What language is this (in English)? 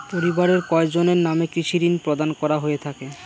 Bangla